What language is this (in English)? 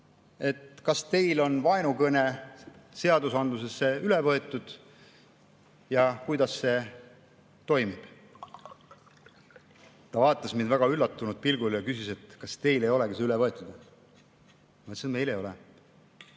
Estonian